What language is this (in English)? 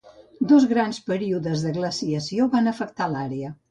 Catalan